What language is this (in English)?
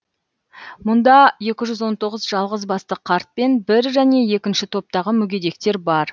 Kazakh